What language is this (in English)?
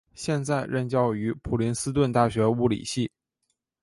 Chinese